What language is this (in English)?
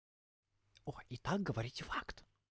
Russian